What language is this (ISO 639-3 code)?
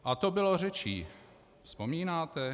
ces